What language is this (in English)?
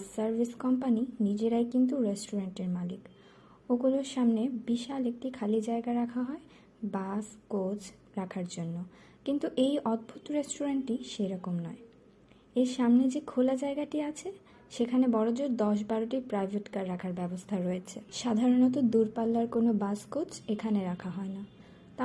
Bangla